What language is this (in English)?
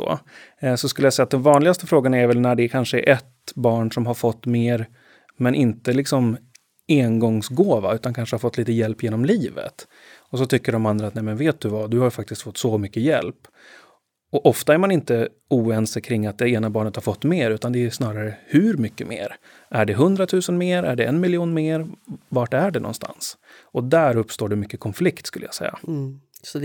Swedish